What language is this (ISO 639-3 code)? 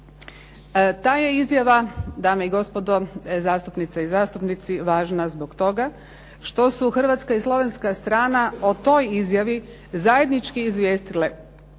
hrv